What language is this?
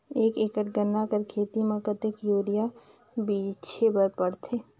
Chhattisgarhi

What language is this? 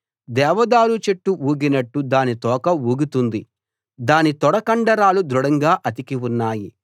Telugu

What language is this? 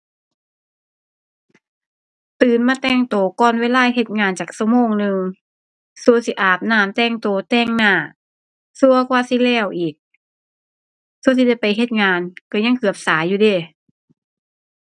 Thai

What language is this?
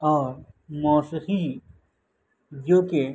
Urdu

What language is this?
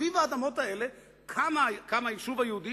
Hebrew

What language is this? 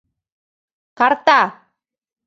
Mari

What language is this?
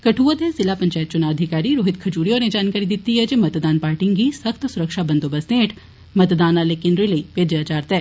Dogri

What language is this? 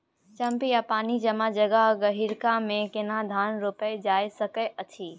Maithili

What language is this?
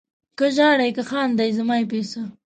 Pashto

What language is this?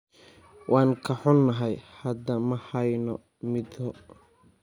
Somali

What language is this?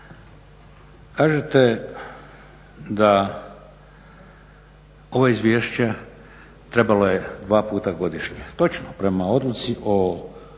Croatian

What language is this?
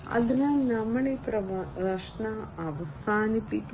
Malayalam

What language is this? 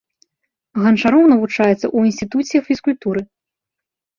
Belarusian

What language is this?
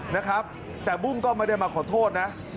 Thai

